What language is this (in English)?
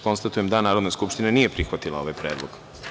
Serbian